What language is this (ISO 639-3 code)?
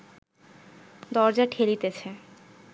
ben